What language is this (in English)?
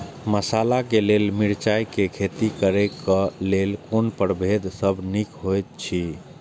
Maithili